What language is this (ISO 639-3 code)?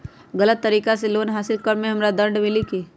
mag